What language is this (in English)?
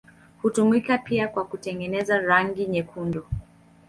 Swahili